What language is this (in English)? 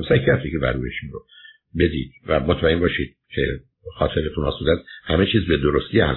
Persian